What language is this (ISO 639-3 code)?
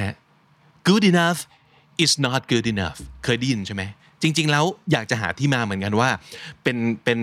tha